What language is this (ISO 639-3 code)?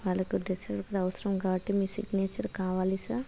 tel